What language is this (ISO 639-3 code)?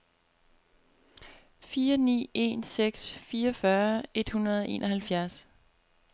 dan